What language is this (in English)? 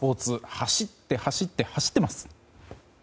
Japanese